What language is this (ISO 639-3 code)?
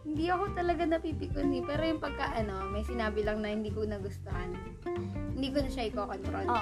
fil